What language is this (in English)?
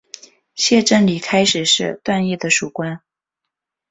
Chinese